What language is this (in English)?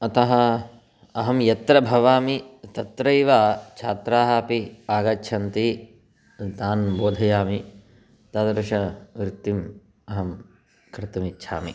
Sanskrit